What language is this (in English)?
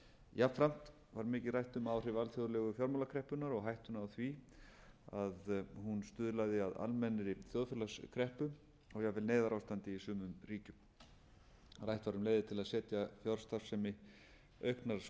Icelandic